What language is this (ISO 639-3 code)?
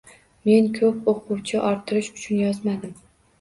uzb